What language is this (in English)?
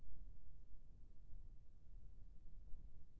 Chhattisgarhi